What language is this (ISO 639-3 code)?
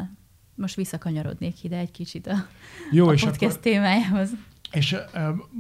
hun